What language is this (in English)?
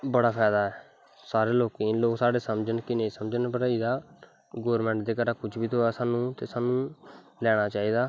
Dogri